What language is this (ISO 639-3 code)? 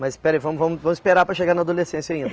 por